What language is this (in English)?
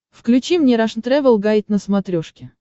Russian